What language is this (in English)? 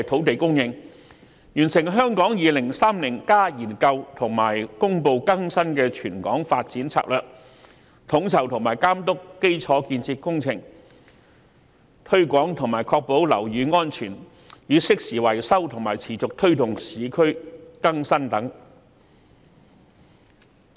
Cantonese